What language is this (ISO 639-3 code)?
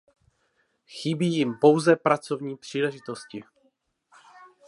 ces